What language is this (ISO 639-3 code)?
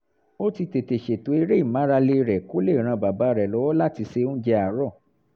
yor